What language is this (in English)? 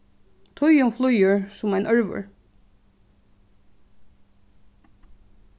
Faroese